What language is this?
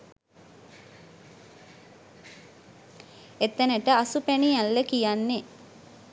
Sinhala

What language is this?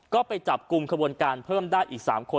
Thai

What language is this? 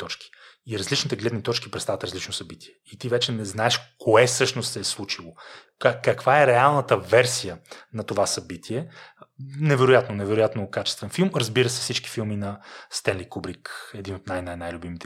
Bulgarian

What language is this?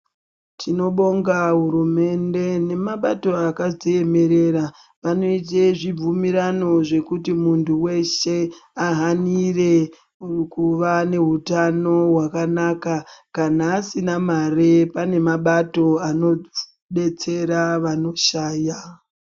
Ndau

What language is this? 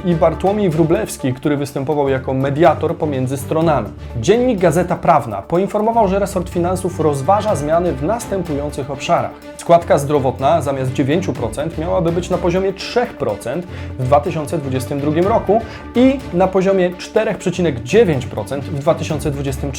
Polish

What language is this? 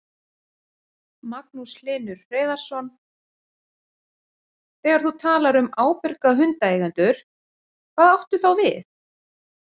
Icelandic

